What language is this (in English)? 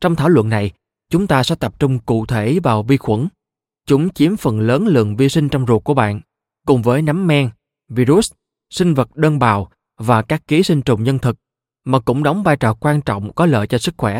Vietnamese